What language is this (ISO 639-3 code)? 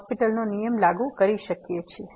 guj